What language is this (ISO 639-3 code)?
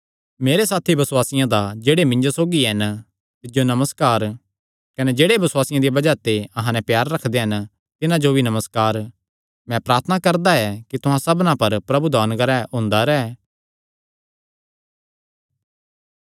xnr